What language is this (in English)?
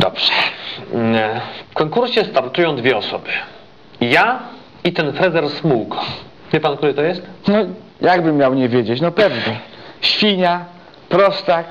Polish